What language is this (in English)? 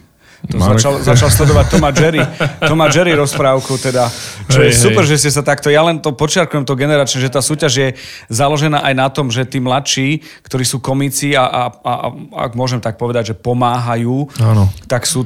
Slovak